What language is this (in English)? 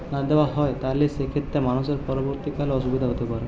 Bangla